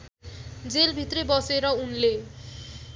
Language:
Nepali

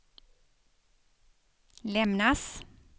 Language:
Swedish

